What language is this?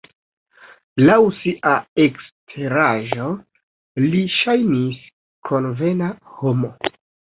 Esperanto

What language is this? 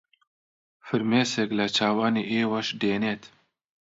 Central Kurdish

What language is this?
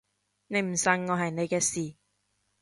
Cantonese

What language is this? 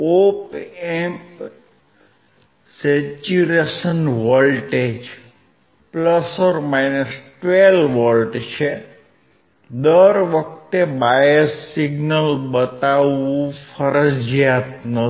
Gujarati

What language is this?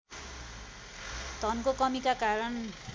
Nepali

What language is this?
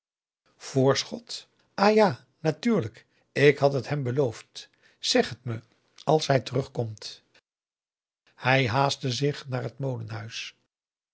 Dutch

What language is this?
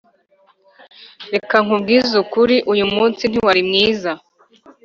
Kinyarwanda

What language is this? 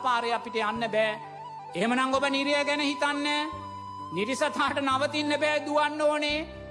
Sinhala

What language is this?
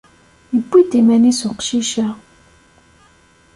Kabyle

